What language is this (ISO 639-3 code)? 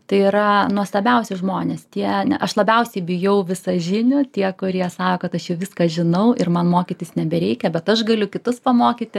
lit